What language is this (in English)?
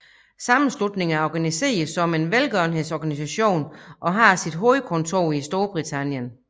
Danish